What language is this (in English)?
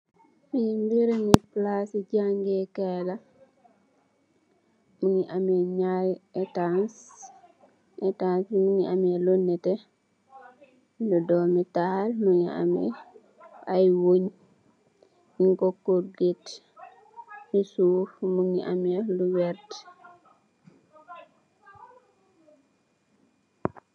Wolof